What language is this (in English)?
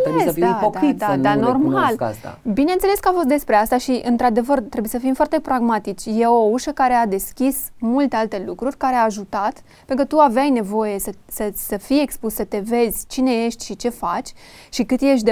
Romanian